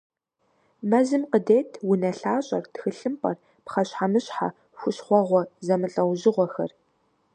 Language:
Kabardian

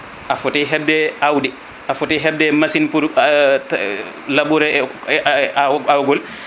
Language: Fula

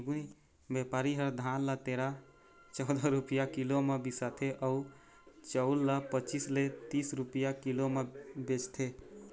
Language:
Chhattisgarhi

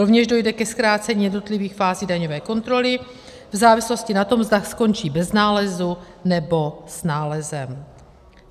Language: Czech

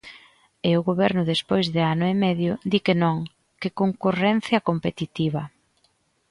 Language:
Galician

